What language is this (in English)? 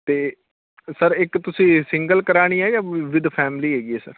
Punjabi